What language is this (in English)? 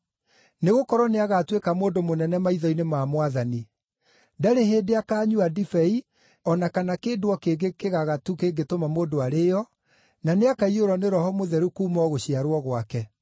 Kikuyu